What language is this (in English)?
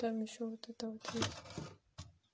Russian